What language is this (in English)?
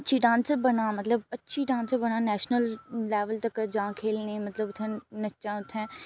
Dogri